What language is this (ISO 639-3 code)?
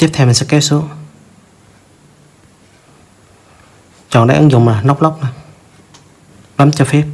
vie